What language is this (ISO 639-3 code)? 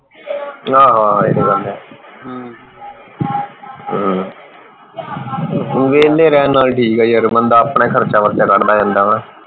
pan